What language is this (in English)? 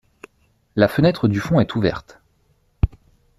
French